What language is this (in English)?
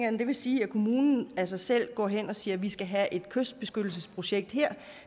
Danish